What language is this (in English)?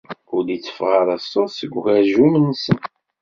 Kabyle